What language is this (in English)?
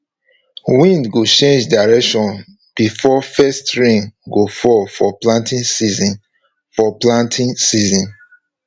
Nigerian Pidgin